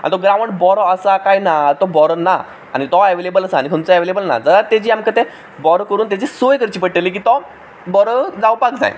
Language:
Konkani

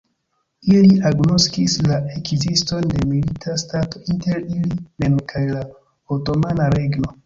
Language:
Esperanto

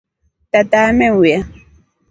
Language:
Rombo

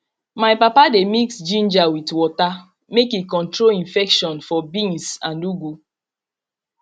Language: Nigerian Pidgin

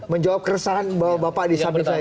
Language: Indonesian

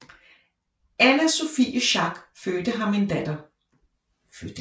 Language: Danish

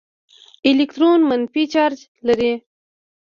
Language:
Pashto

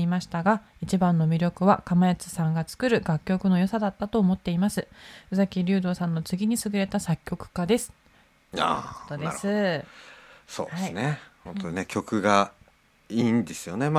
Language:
Japanese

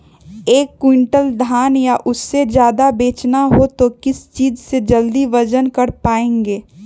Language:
Magahi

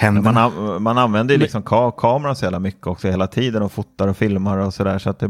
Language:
Swedish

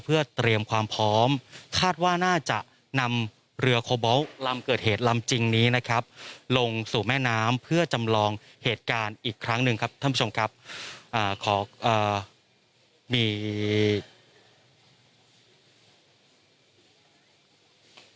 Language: Thai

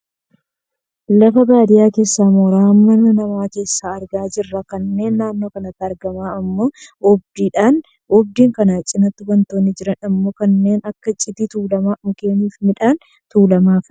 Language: Oromo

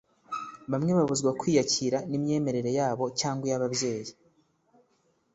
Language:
Kinyarwanda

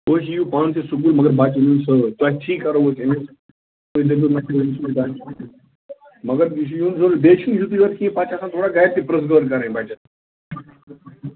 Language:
Kashmiri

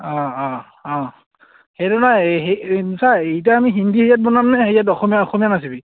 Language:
Assamese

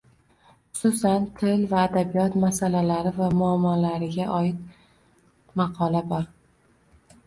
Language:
Uzbek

